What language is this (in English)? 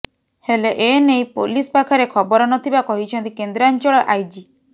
Odia